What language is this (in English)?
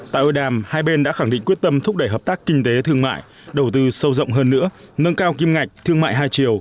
Vietnamese